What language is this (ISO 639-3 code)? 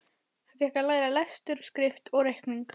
isl